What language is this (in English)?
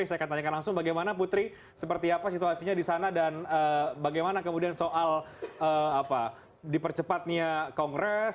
Indonesian